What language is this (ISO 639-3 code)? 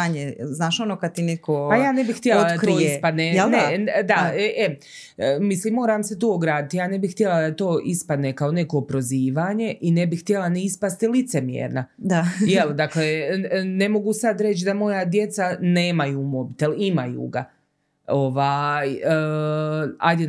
hrv